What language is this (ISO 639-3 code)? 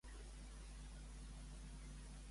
cat